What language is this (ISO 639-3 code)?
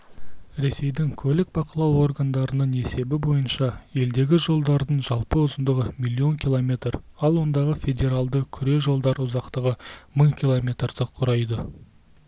kaz